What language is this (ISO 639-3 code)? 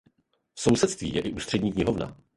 ces